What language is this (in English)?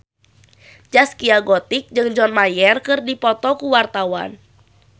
Sundanese